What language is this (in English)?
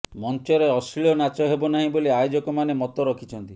Odia